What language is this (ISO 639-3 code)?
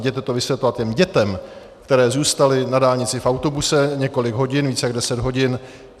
ces